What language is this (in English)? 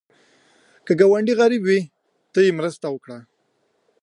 Pashto